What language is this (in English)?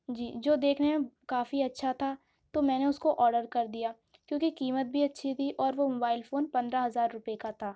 Urdu